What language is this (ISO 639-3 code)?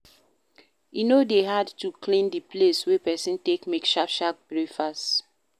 pcm